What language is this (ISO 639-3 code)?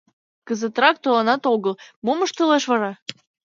chm